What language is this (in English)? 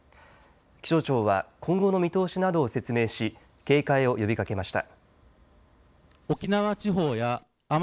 Japanese